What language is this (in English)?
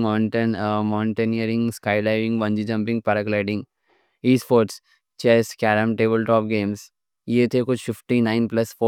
Deccan